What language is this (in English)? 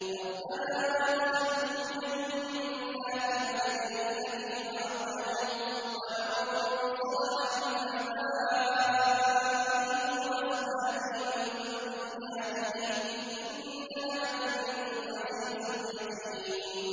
Arabic